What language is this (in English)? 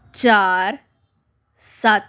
Punjabi